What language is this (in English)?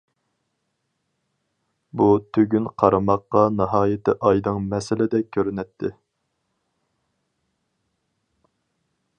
Uyghur